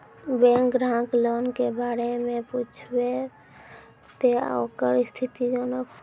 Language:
Maithili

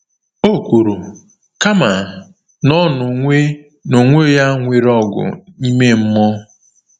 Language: Igbo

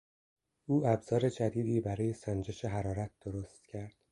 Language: Persian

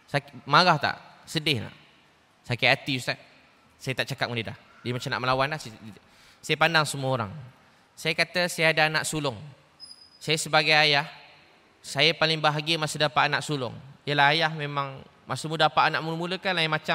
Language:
Malay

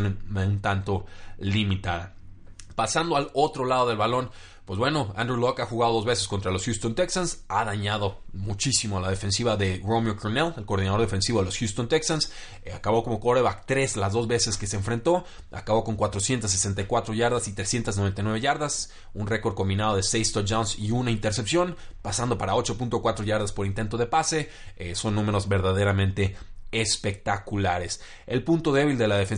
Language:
Spanish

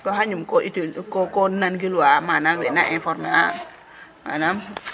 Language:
Serer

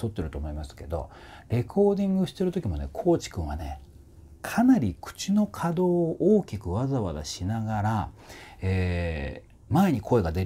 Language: Japanese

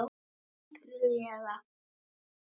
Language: Icelandic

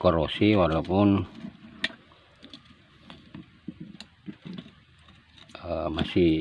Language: Indonesian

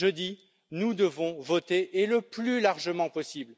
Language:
French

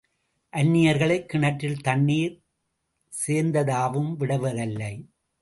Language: Tamil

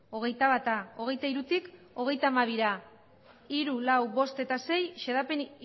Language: Basque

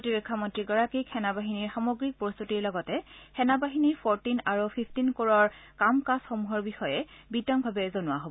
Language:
Assamese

